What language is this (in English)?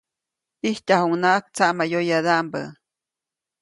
Copainalá Zoque